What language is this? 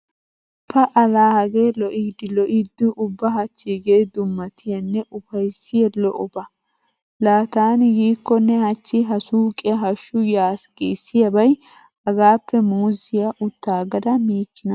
Wolaytta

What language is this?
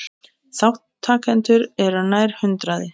Icelandic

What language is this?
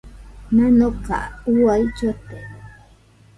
Nüpode Huitoto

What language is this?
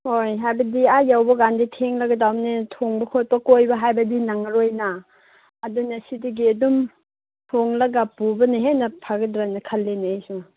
Manipuri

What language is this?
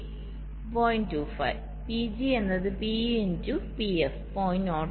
Malayalam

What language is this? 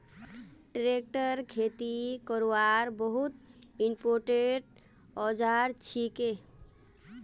Magahi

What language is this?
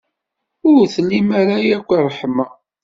Kabyle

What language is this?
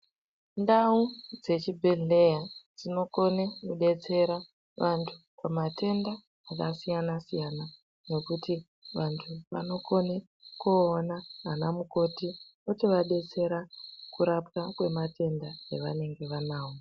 Ndau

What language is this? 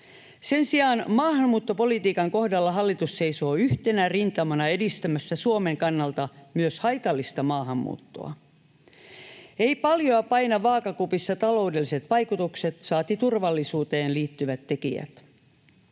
Finnish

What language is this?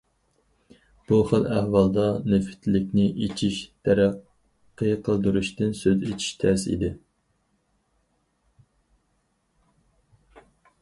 Uyghur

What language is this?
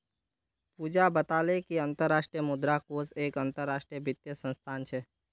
Magahi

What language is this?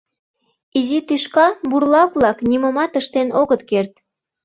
Mari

